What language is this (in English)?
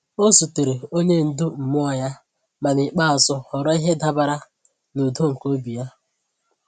Igbo